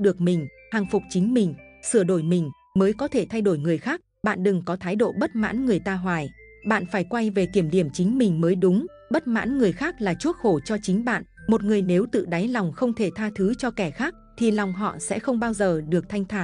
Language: Vietnamese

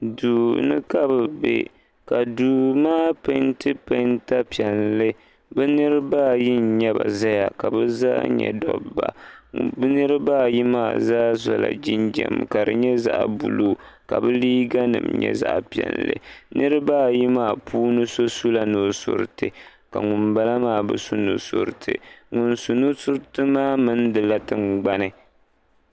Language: Dagbani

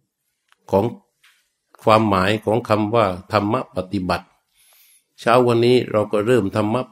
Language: Thai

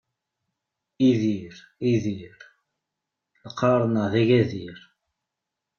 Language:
Kabyle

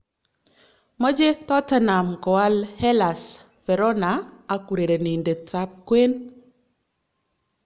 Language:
Kalenjin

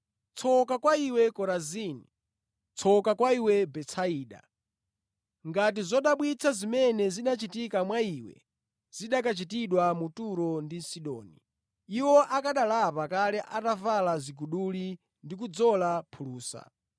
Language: Nyanja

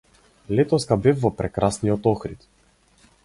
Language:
Macedonian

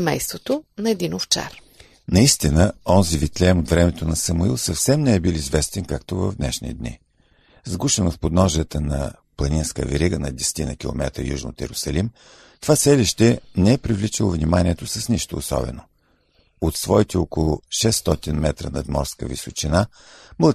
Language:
Bulgarian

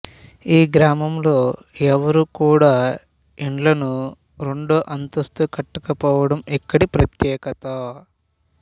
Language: Telugu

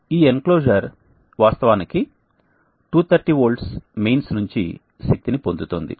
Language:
Telugu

